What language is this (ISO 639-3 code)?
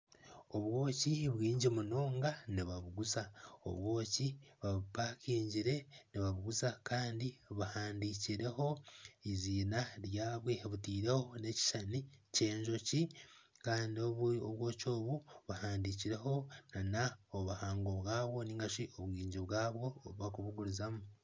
nyn